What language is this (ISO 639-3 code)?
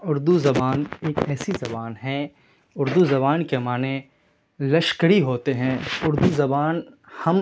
urd